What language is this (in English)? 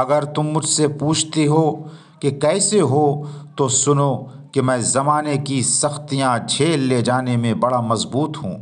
Hindi